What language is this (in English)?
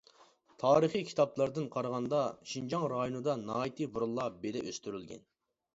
Uyghur